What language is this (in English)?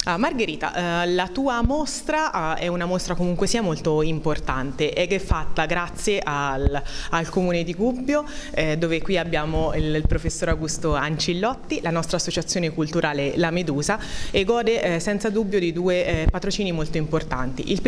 Italian